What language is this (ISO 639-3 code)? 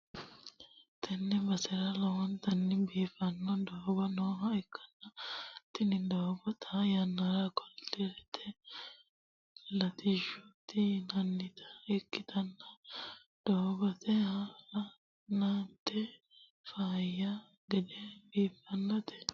sid